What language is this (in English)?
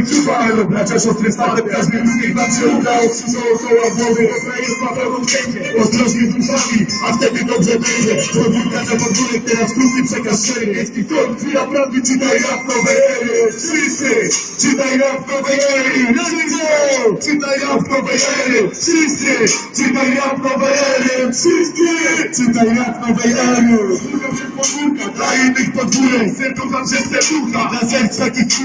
Polish